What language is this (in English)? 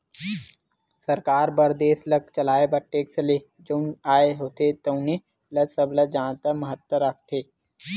Chhattisgarhi